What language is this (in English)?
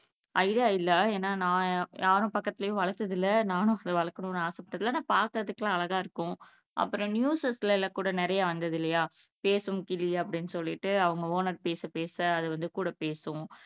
Tamil